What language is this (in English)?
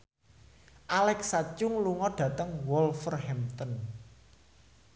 Javanese